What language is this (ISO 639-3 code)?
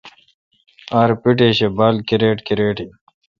xka